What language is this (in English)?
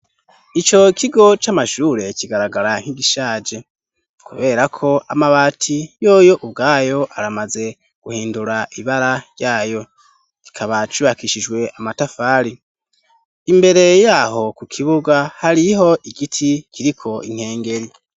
Rundi